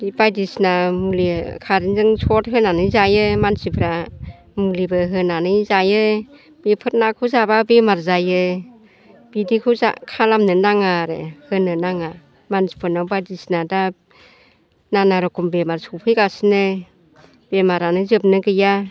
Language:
Bodo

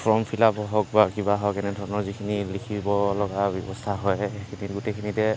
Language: Assamese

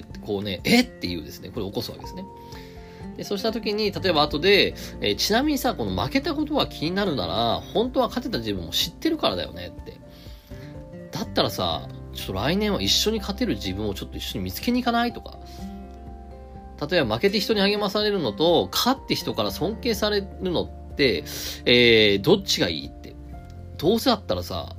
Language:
Japanese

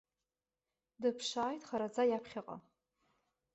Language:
Abkhazian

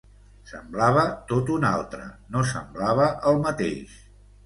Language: Catalan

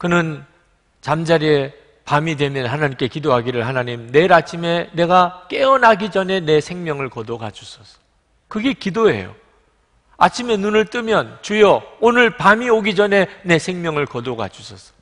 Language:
Korean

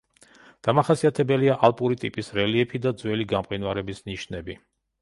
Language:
Georgian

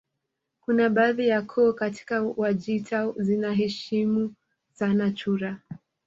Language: Swahili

